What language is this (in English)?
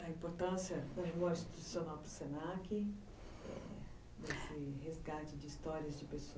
Portuguese